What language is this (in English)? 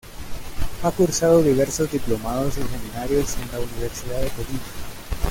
Spanish